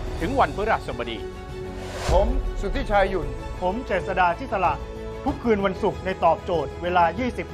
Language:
Thai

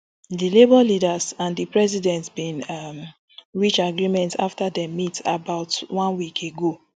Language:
Nigerian Pidgin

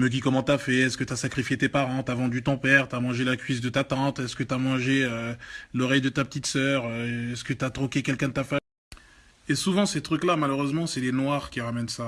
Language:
French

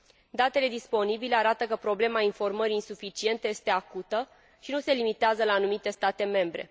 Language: Romanian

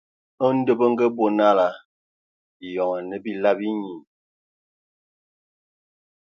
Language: Ewondo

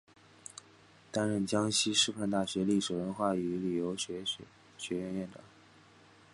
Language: Chinese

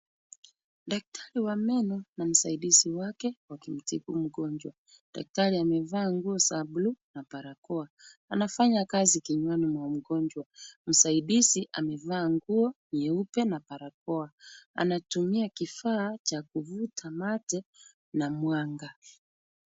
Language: Swahili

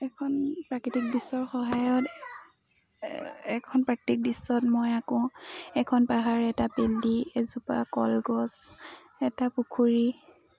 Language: Assamese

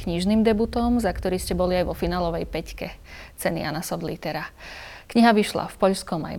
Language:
Slovak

